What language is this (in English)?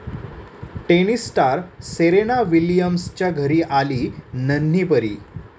Marathi